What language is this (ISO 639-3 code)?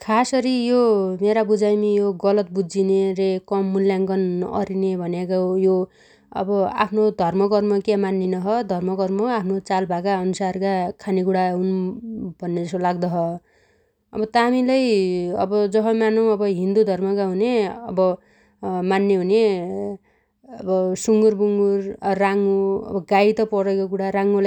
dty